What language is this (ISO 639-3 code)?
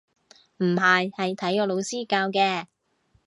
yue